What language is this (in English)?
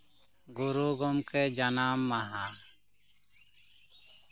Santali